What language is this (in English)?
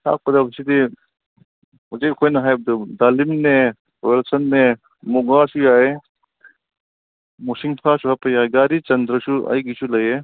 Manipuri